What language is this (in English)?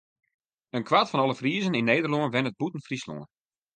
Western Frisian